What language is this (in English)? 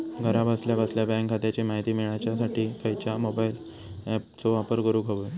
Marathi